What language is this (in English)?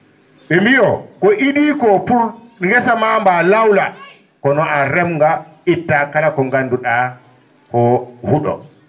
Fula